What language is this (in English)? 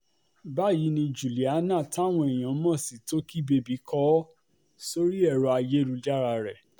Yoruba